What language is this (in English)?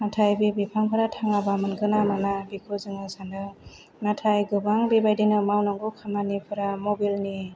Bodo